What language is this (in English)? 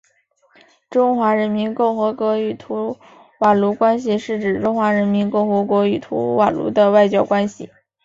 Chinese